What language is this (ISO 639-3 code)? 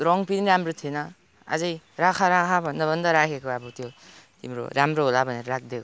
nep